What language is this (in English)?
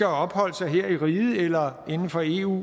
Danish